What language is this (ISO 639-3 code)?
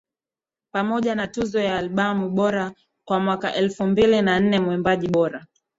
swa